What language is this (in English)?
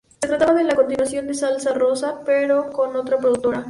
Spanish